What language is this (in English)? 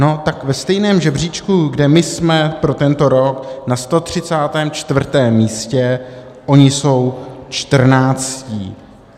Czech